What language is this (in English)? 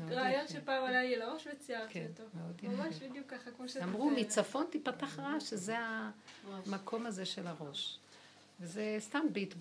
Hebrew